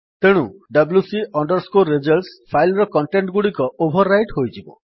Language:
Odia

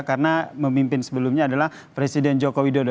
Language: Indonesian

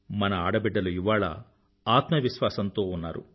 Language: Telugu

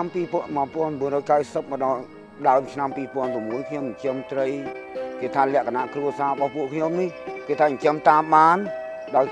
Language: Thai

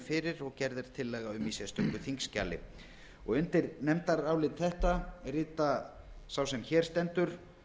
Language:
Icelandic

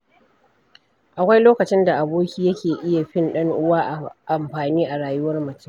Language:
Hausa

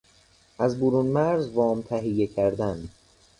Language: Persian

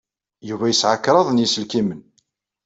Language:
Kabyle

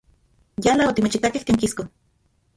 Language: Central Puebla Nahuatl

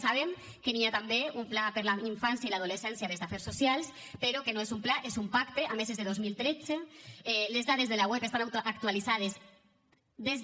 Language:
Catalan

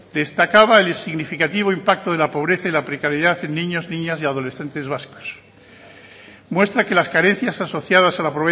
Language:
Spanish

